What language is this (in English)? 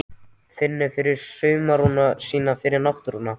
Icelandic